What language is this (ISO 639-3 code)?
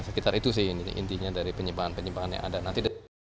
ind